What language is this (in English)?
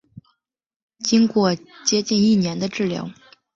Chinese